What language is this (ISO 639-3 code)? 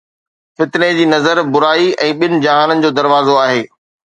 snd